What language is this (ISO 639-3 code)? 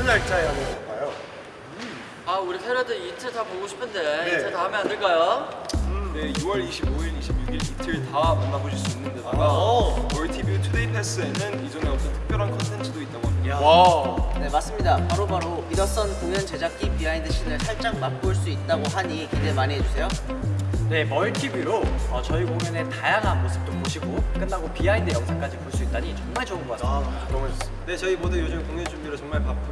kor